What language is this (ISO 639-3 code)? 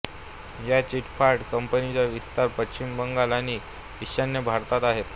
mar